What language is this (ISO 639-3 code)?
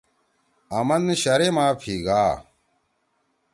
trw